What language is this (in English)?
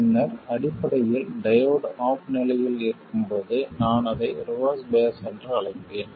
Tamil